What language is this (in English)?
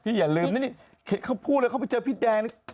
Thai